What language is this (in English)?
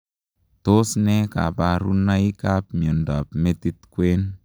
Kalenjin